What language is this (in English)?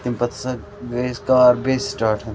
Kashmiri